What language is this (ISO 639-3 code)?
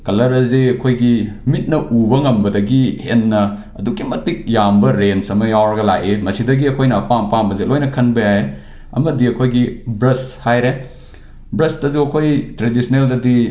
mni